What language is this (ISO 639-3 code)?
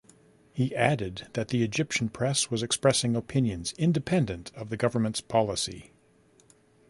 eng